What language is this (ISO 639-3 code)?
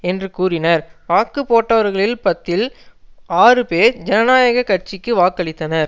tam